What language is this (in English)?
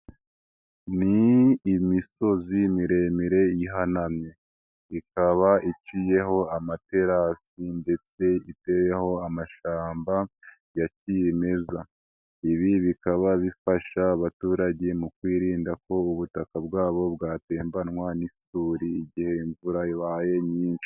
Kinyarwanda